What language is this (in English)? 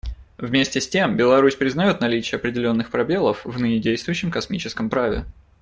Russian